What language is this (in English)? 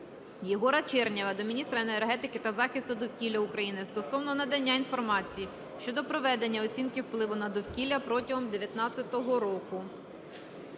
Ukrainian